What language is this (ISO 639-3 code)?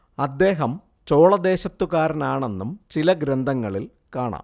mal